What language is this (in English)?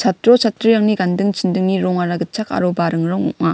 Garo